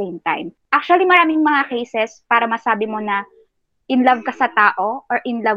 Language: Filipino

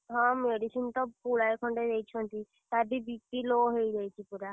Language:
Odia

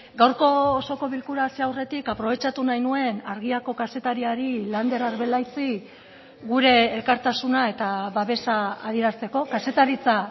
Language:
Basque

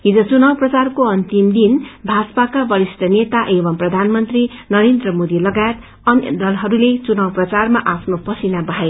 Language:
Nepali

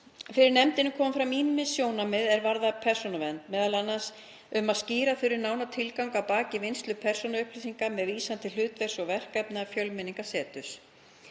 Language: Icelandic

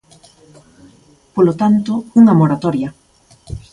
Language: Galician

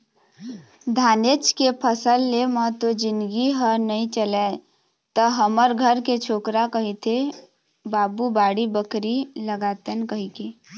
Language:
Chhattisgarhi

